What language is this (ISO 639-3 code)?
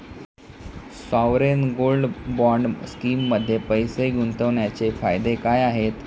mar